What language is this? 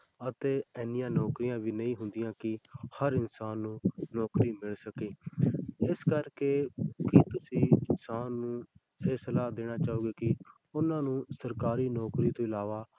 Punjabi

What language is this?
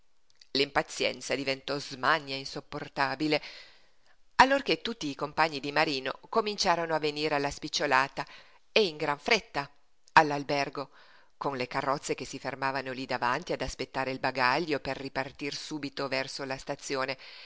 Italian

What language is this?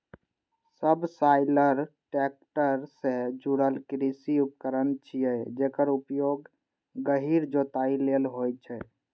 Maithili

